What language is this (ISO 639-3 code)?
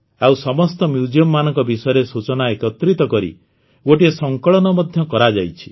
ori